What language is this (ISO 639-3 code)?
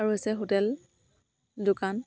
asm